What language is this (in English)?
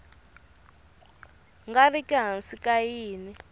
Tsonga